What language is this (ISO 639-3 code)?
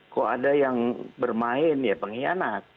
ind